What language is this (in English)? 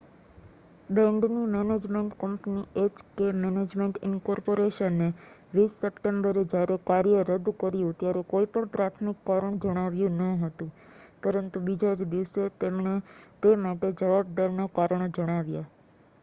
Gujarati